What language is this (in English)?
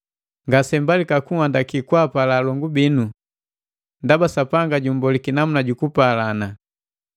Matengo